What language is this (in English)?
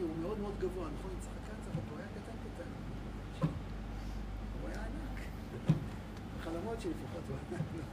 Hebrew